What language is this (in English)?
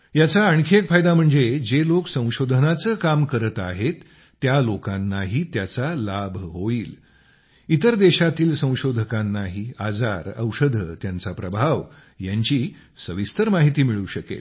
Marathi